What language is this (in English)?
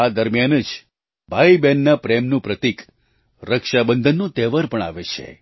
Gujarati